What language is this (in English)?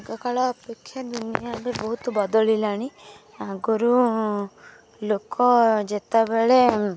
Odia